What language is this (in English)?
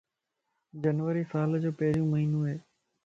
Lasi